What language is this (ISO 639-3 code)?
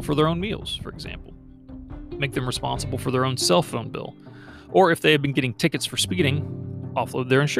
eng